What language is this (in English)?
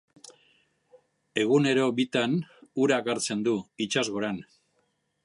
Basque